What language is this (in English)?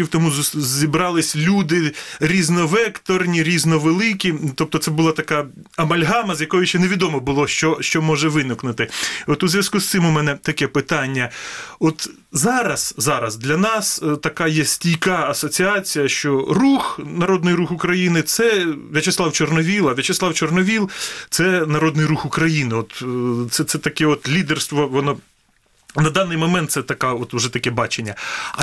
Ukrainian